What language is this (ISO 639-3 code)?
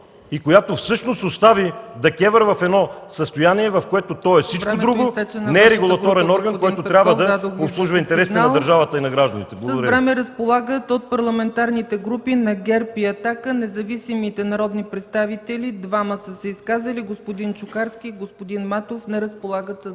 bul